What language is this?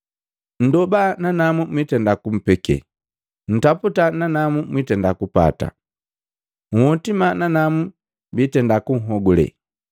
Matengo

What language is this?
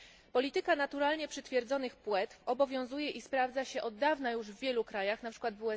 Polish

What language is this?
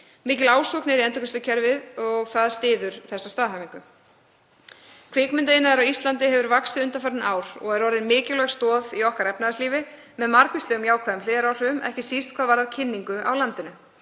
Icelandic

